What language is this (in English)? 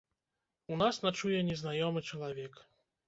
Belarusian